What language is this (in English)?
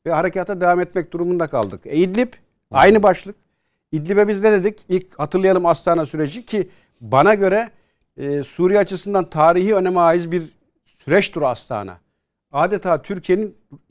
Turkish